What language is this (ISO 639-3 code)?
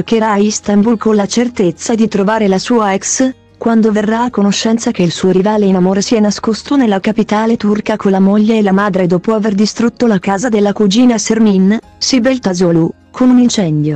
ita